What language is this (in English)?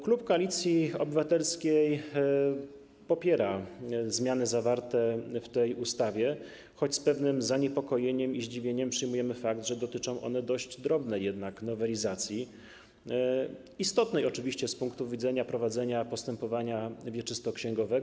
Polish